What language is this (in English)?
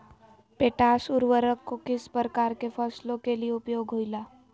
Magahi